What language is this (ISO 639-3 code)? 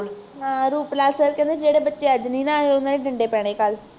pan